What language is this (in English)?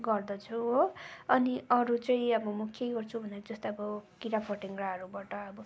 Nepali